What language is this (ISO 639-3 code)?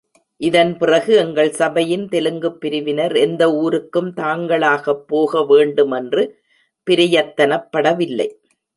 tam